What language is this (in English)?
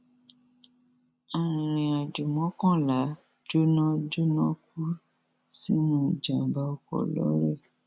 Yoruba